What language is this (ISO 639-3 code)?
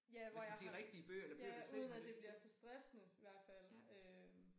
dan